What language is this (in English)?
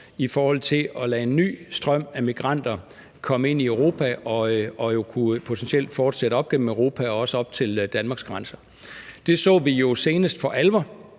Danish